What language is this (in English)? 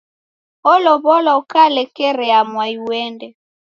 Taita